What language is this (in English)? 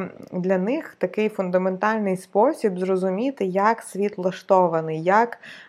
Ukrainian